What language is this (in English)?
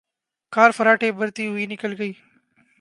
Urdu